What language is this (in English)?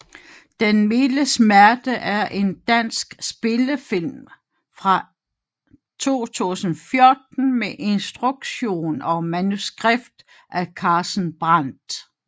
Danish